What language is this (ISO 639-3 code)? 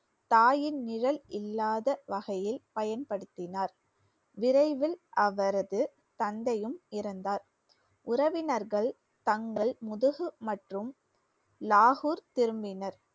tam